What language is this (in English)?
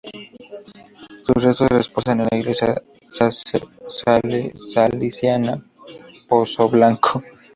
Spanish